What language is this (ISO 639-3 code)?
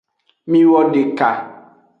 ajg